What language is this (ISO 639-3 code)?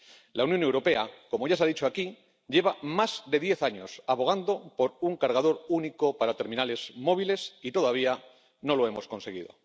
spa